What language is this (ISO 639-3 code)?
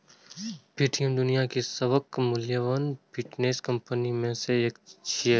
mai